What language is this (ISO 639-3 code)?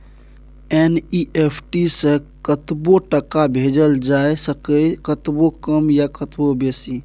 mai